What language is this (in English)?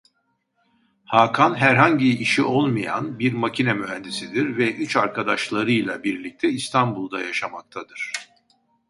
Turkish